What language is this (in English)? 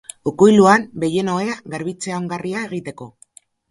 Basque